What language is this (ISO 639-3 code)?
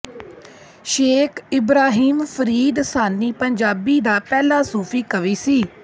pan